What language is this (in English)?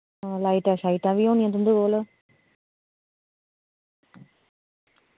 Dogri